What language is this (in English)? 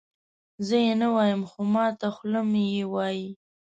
Pashto